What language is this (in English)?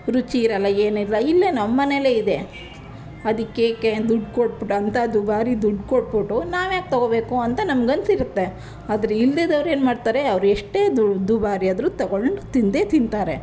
Kannada